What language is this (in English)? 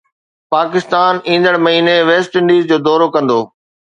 Sindhi